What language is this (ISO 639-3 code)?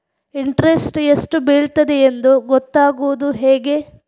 kan